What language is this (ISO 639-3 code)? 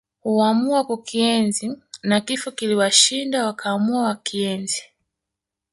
swa